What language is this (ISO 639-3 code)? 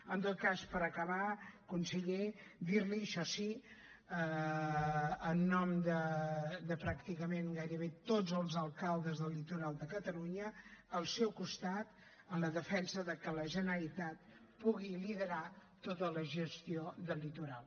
cat